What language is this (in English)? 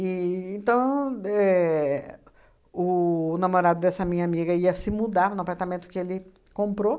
Portuguese